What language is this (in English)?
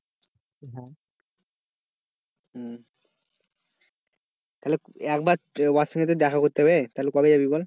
Bangla